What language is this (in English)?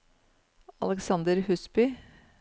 Norwegian